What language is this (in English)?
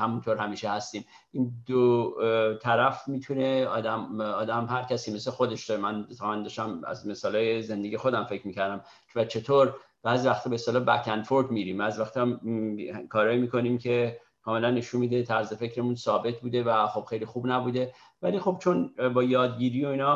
Persian